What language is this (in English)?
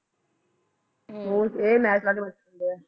Punjabi